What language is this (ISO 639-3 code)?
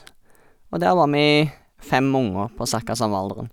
nor